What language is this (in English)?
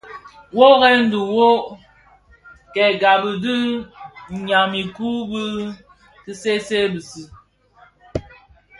Bafia